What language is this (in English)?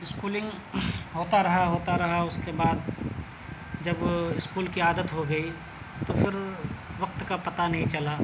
Urdu